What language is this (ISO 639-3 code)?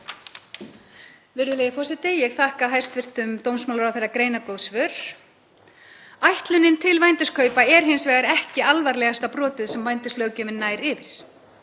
isl